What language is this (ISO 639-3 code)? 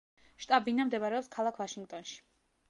kat